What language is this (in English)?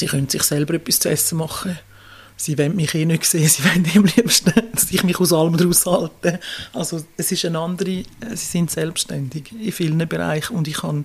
German